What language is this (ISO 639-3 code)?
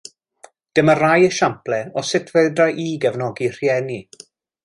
cym